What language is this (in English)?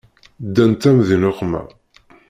Kabyle